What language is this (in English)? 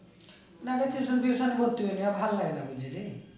Bangla